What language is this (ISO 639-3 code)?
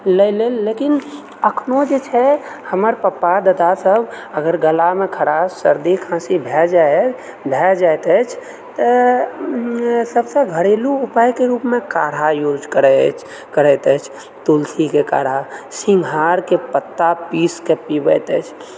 mai